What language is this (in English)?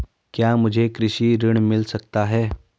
Hindi